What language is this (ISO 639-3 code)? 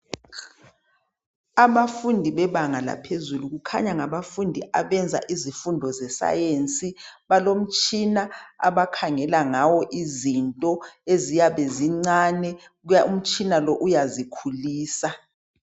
nde